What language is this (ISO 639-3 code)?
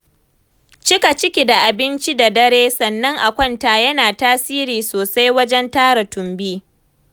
hau